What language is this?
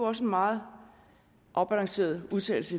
Danish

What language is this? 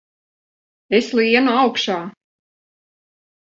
Latvian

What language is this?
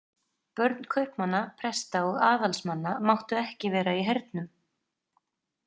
Icelandic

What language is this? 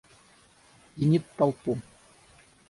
Russian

